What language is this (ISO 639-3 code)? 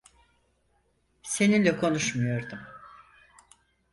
tur